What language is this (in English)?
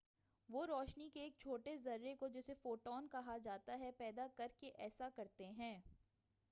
Urdu